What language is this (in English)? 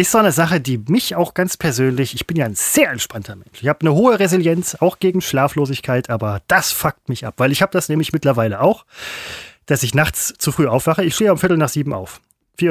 German